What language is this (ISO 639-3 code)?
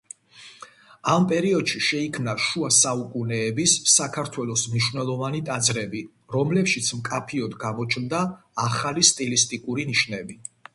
kat